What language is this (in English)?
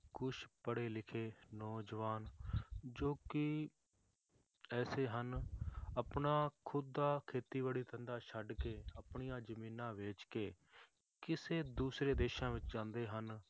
Punjabi